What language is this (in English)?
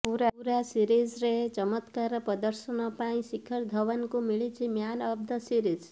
Odia